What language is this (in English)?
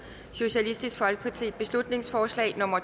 Danish